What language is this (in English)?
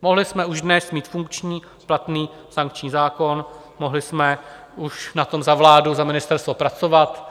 Czech